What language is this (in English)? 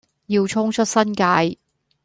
Cantonese